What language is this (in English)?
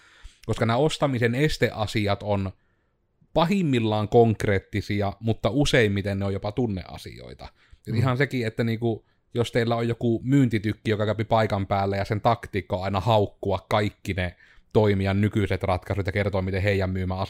Finnish